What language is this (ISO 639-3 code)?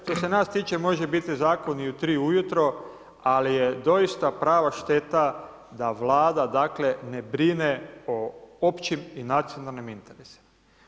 hrv